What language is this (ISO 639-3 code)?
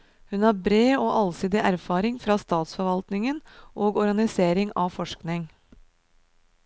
nor